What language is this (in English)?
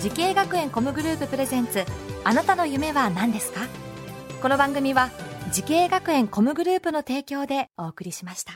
Japanese